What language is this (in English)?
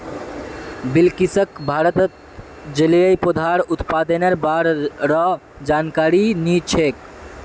Magahi